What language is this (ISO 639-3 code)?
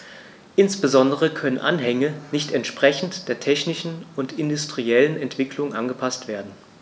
deu